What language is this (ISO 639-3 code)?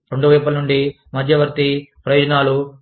tel